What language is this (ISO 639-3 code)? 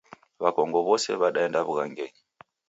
dav